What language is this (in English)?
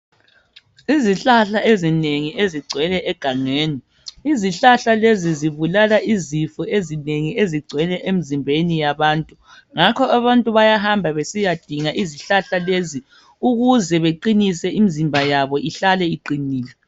North Ndebele